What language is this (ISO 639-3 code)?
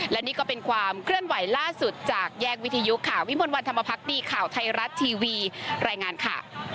tha